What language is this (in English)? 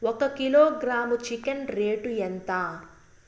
Telugu